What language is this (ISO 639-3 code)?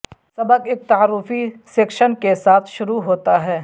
urd